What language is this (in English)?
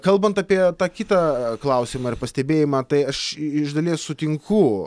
Lithuanian